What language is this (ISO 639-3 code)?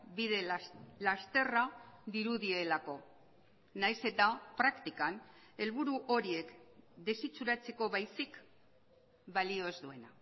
eus